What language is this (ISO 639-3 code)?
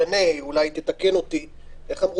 heb